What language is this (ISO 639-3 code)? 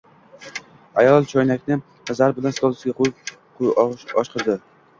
uzb